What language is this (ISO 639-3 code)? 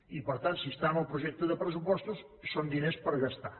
cat